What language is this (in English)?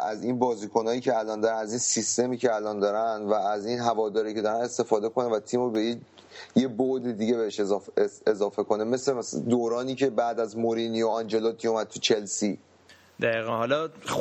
Persian